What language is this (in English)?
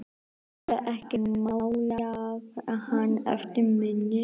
Icelandic